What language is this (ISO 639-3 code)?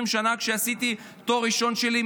heb